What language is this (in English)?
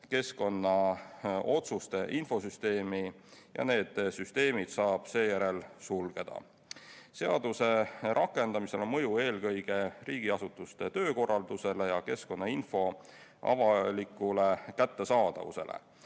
Estonian